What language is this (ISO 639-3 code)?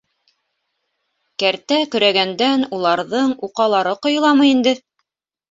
bak